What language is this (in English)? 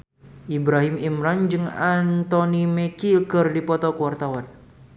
Sundanese